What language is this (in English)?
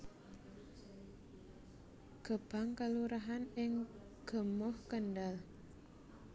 Javanese